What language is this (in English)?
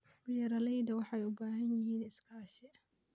Somali